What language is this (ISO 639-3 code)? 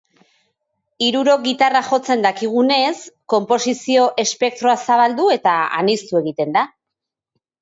eus